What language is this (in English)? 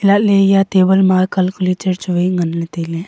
Wancho Naga